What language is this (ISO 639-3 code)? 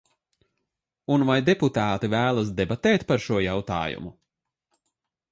lav